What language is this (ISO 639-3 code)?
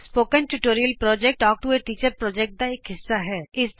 pan